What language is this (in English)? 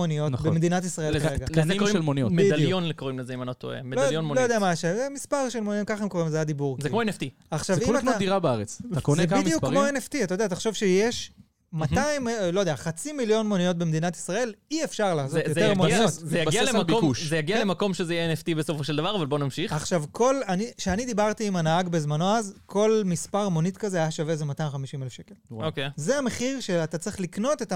Hebrew